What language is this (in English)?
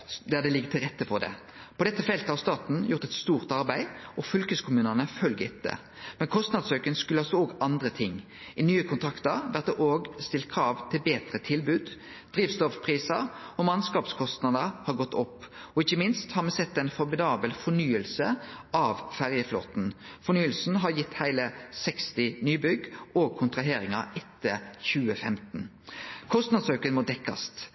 Norwegian Nynorsk